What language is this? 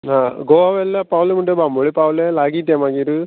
Konkani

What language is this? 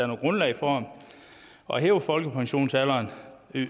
Danish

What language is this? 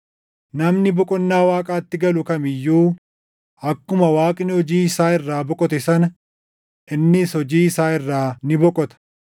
Oromo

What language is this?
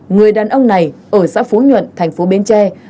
Vietnamese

